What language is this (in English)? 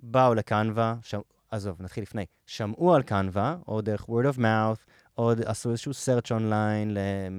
Hebrew